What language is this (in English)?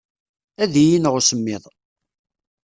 Kabyle